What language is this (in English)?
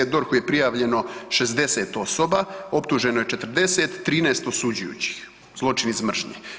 Croatian